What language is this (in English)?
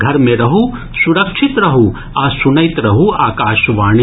Maithili